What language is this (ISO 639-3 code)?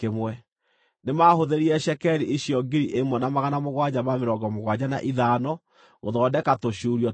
kik